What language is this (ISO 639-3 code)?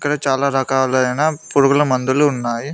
tel